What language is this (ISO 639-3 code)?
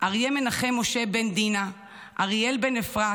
heb